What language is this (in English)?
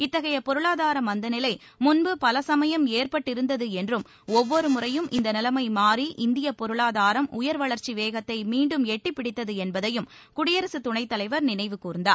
Tamil